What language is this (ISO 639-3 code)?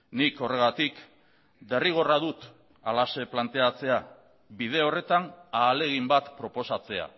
eus